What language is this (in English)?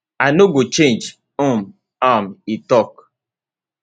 Nigerian Pidgin